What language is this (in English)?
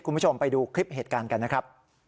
Thai